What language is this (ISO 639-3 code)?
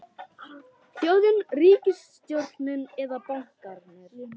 isl